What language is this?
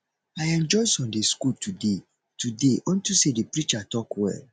Nigerian Pidgin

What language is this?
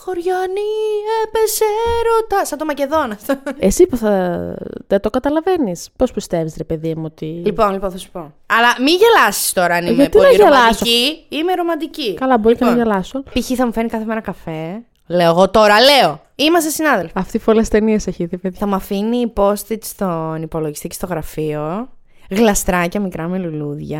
Greek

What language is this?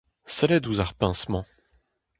Breton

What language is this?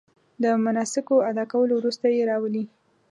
Pashto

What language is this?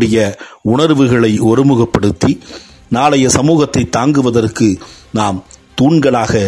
Tamil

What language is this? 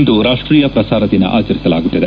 Kannada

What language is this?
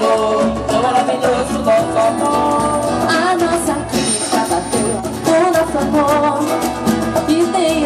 Arabic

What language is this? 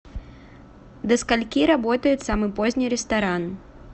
Russian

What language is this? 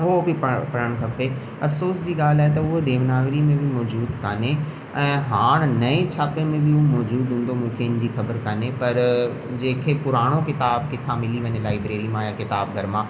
Sindhi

